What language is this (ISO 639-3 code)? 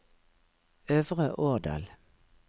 nor